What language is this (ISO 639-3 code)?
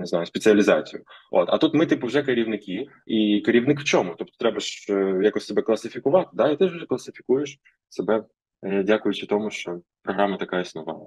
ukr